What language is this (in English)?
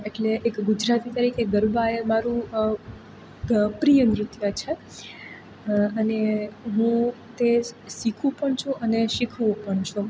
Gujarati